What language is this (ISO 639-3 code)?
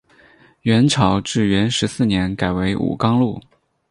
zho